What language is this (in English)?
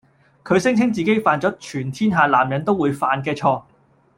Cantonese